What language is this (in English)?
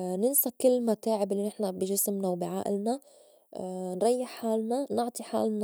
North Levantine Arabic